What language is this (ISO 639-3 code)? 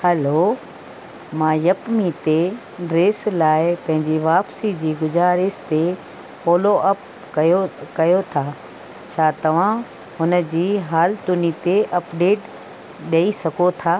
snd